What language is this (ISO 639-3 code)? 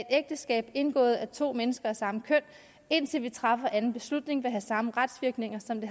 dan